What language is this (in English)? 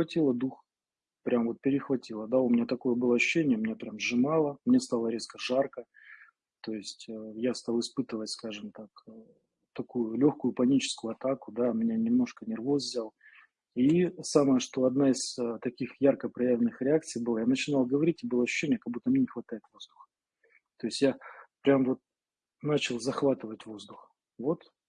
Russian